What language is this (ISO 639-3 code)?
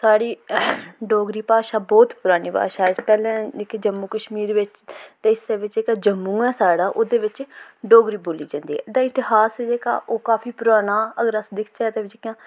doi